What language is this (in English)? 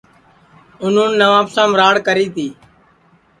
Sansi